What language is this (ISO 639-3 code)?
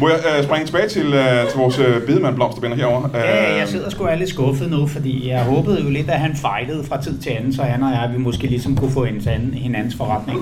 dan